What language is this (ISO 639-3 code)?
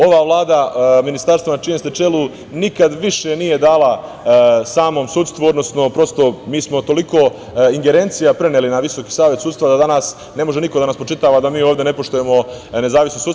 srp